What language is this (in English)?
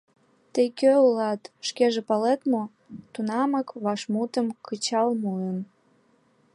Mari